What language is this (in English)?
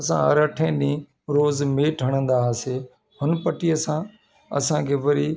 Sindhi